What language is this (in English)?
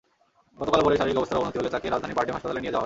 Bangla